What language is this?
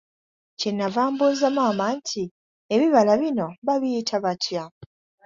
Ganda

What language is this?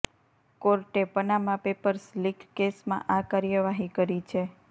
Gujarati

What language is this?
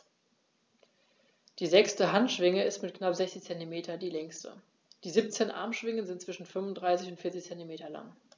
German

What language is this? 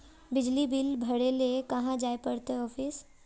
Magahi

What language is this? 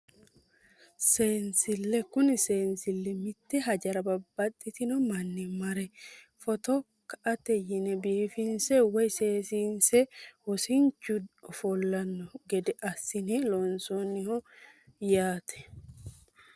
Sidamo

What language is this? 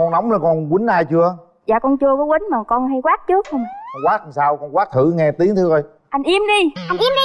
Vietnamese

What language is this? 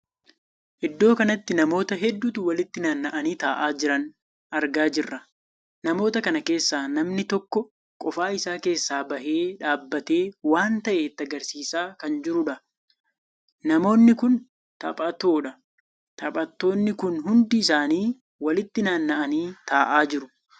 Oromo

